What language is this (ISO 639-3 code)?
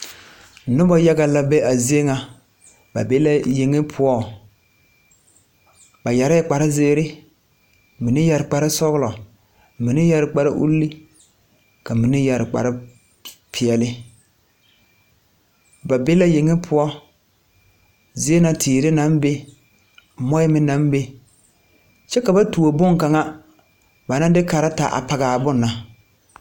dga